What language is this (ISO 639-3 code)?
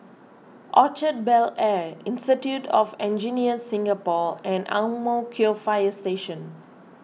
eng